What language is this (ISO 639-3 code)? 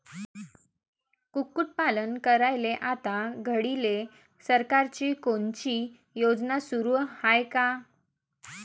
mar